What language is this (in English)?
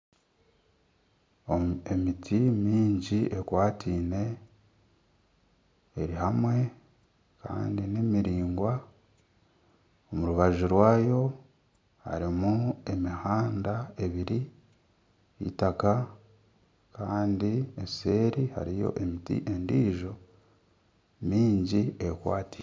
Nyankole